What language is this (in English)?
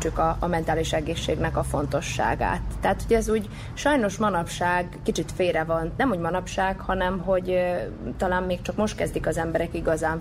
Hungarian